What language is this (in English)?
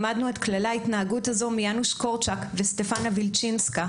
Hebrew